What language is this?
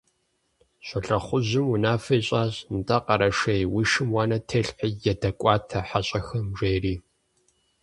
Kabardian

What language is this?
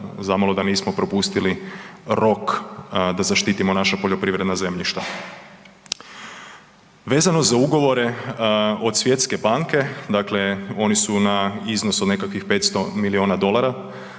Croatian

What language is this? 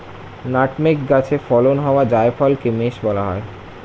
Bangla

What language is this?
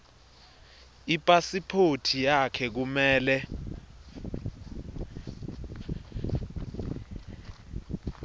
Swati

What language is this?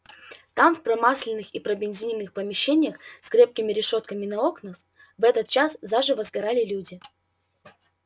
Russian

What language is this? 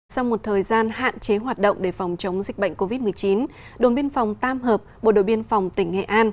Vietnamese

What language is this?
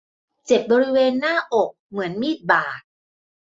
Thai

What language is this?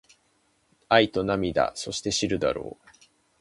Japanese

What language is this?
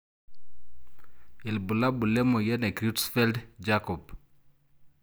Masai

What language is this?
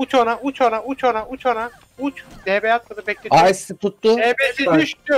Turkish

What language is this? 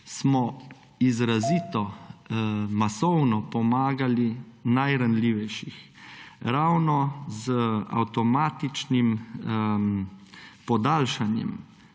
Slovenian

